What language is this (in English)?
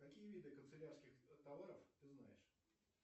Russian